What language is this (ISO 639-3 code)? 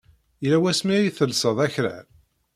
kab